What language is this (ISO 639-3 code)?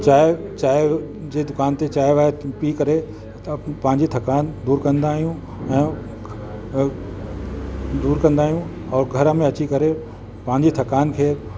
snd